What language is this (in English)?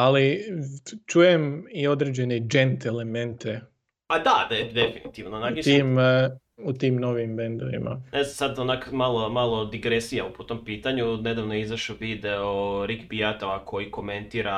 Croatian